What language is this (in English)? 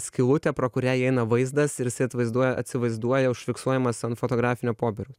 Lithuanian